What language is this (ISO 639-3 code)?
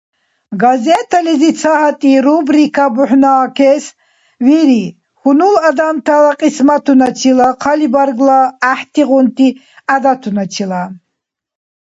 dar